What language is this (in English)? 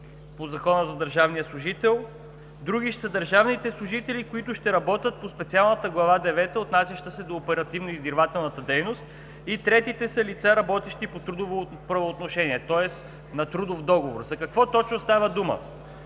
Bulgarian